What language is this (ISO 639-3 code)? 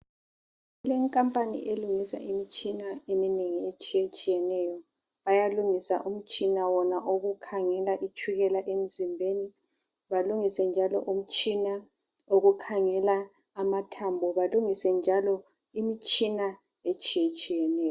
nde